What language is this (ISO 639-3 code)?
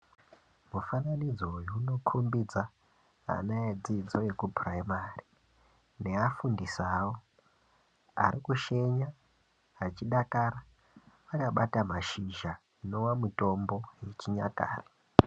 ndc